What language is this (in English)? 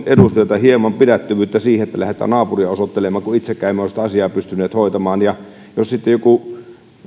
Finnish